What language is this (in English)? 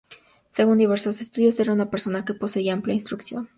Spanish